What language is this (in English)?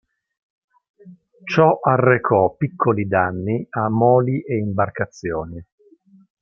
Italian